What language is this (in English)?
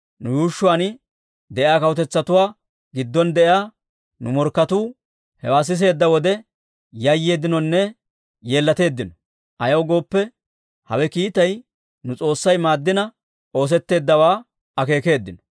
Dawro